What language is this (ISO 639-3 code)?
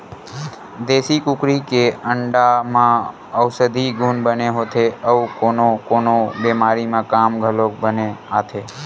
hne